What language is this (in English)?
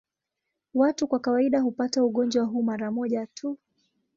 Swahili